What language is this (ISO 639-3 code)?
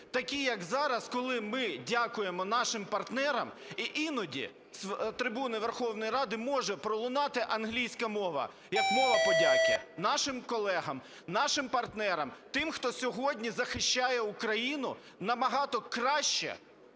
ukr